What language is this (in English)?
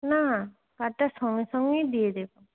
Bangla